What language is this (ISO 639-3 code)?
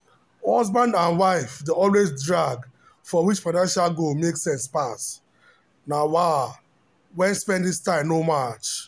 pcm